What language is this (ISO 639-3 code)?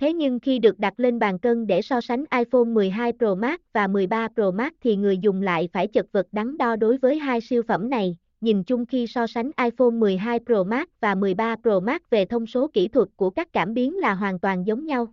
vie